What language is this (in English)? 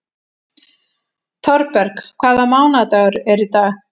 Icelandic